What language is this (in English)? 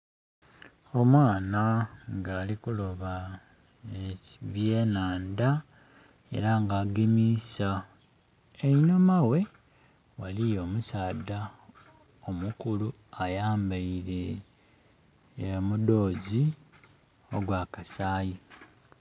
Soga